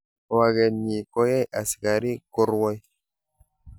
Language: Kalenjin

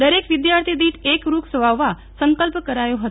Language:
Gujarati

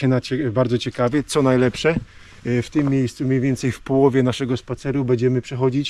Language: Polish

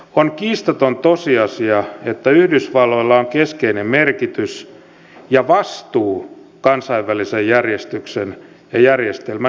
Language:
Finnish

